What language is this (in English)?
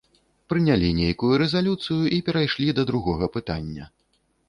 Belarusian